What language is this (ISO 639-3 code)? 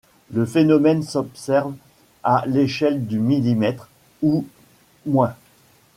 fra